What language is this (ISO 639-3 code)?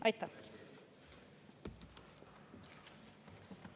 est